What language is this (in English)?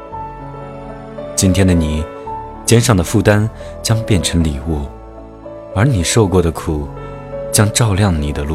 Chinese